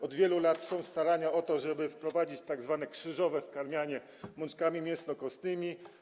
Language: Polish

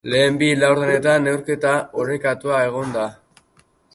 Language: Basque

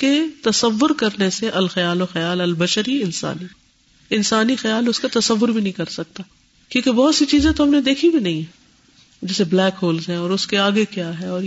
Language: Urdu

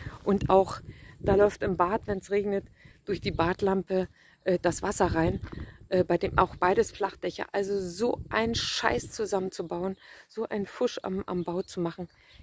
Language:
German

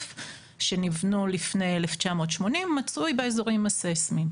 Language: Hebrew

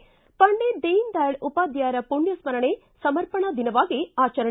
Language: Kannada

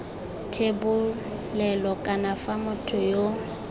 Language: Tswana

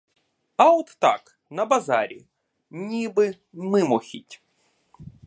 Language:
Ukrainian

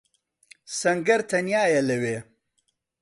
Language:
Central Kurdish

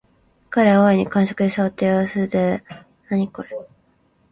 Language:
Japanese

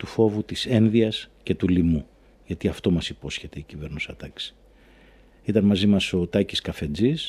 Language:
Greek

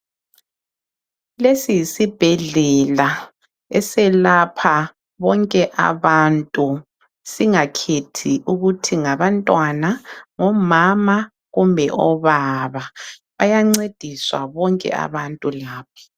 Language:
North Ndebele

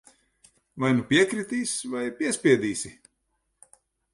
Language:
Latvian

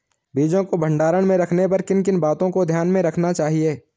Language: Hindi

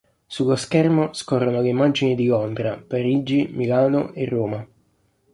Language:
Italian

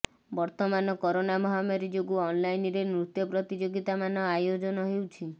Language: Odia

